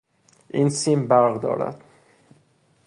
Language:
Persian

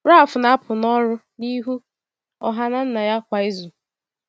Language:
Igbo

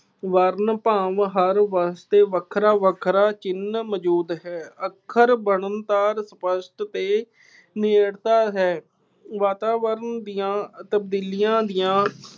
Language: Punjabi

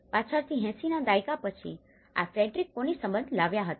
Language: Gujarati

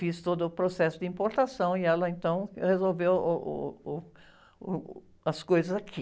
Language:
Portuguese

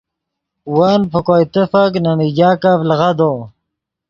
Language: Yidgha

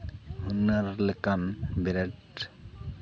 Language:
Santali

